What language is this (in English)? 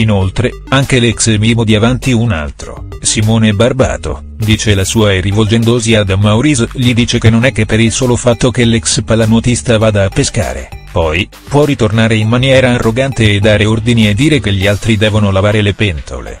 Italian